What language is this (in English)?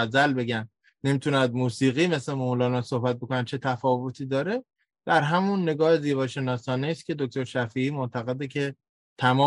Persian